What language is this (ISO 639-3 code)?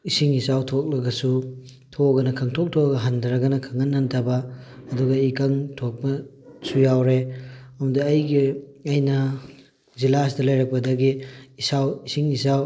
mni